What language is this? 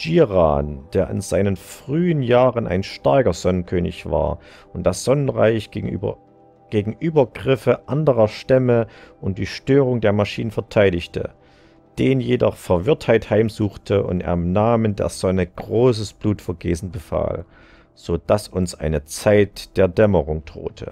German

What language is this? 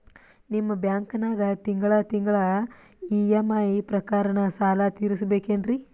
Kannada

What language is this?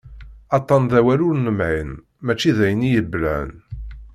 Kabyle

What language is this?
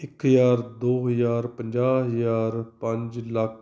Punjabi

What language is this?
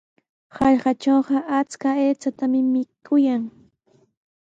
Sihuas Ancash Quechua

